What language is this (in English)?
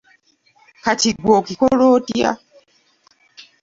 Ganda